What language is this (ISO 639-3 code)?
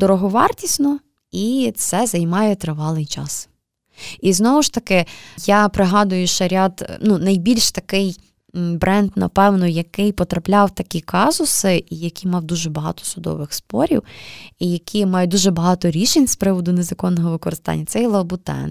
ukr